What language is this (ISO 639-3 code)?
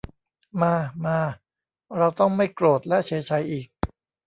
tha